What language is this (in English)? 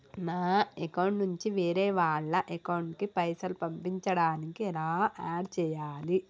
Telugu